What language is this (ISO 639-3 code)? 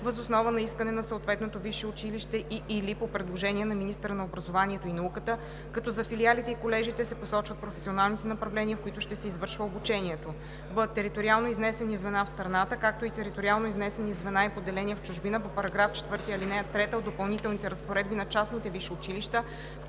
bul